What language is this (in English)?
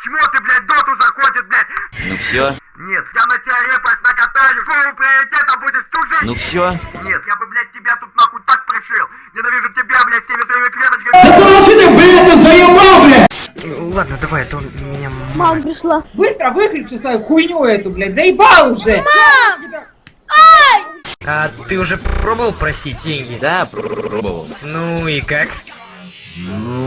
Russian